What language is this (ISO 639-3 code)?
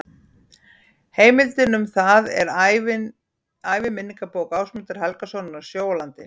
isl